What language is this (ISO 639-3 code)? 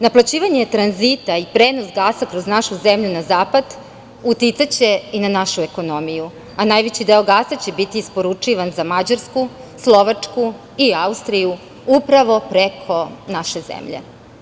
srp